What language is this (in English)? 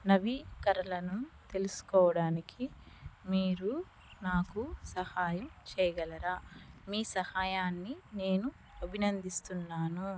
Telugu